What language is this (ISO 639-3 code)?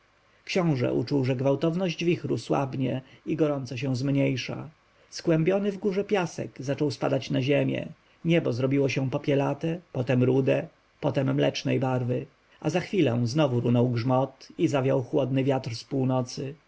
pol